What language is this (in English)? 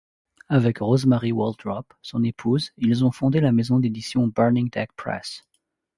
French